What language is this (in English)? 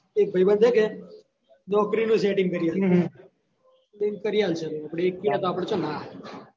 Gujarati